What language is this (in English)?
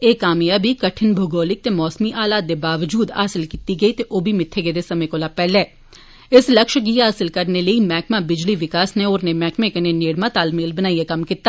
Dogri